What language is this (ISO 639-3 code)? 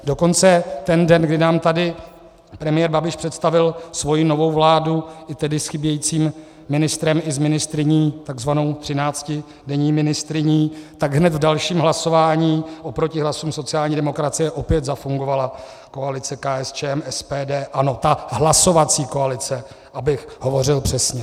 ces